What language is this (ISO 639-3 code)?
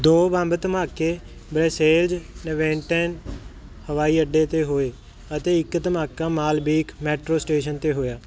pan